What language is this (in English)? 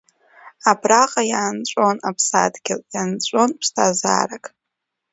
Abkhazian